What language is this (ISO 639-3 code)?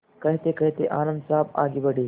hin